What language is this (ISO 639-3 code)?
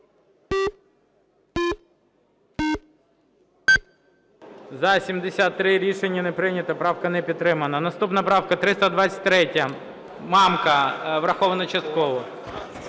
ukr